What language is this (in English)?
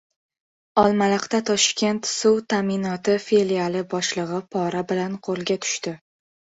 Uzbek